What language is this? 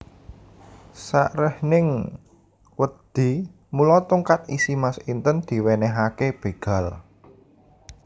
Javanese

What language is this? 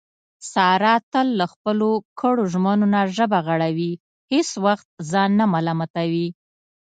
Pashto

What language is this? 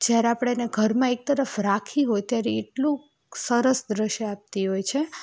Gujarati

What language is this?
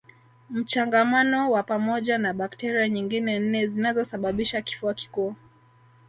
Swahili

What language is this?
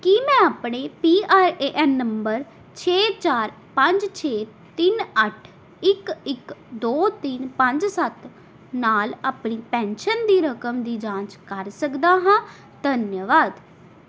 Punjabi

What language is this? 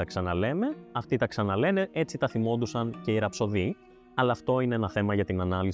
Greek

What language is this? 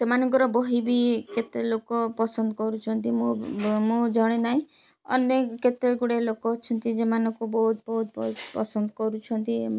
Odia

